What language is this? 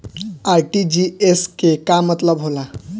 Bhojpuri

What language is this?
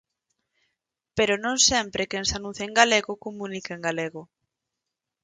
Galician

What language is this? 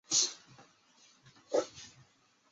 Chinese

